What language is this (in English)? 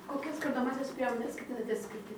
Lithuanian